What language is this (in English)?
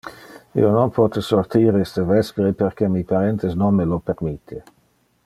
Interlingua